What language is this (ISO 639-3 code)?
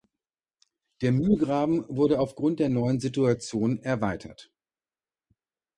deu